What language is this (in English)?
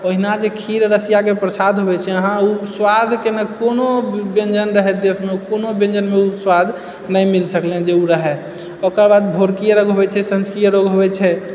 Maithili